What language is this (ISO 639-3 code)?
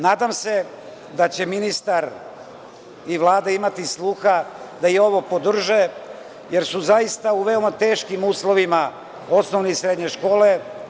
srp